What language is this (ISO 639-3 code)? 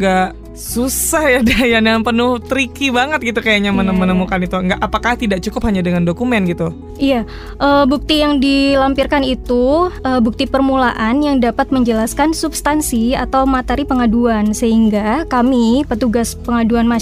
ind